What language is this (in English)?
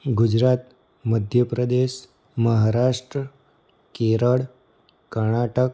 Gujarati